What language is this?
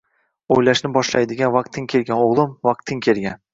Uzbek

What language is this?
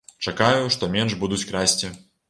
Belarusian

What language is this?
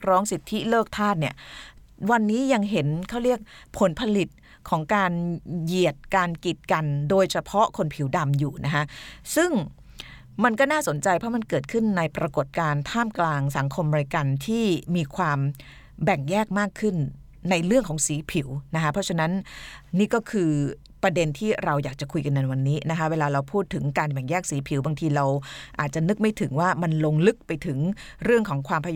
Thai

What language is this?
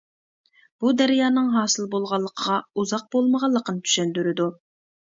Uyghur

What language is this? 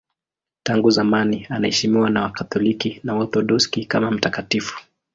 Swahili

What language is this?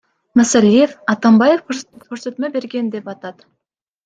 Kyrgyz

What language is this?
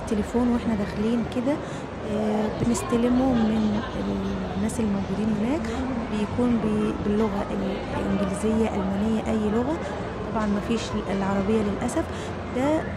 Arabic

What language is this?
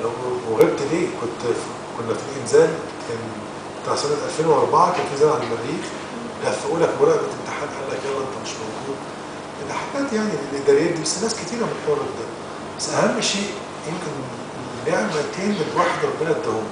Arabic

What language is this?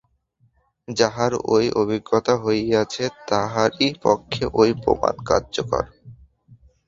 Bangla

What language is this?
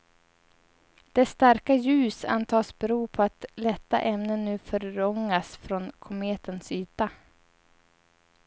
Swedish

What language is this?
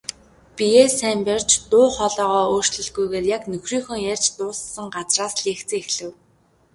Mongolian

